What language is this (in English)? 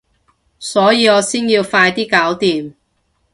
Cantonese